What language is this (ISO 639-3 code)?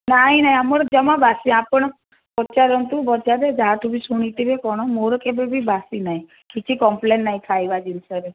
ori